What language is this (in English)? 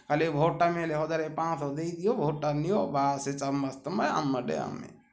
Odia